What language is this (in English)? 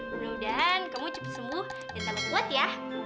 Indonesian